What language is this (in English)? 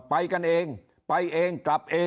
Thai